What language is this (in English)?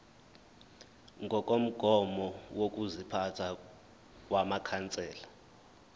Zulu